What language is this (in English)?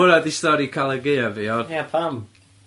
Welsh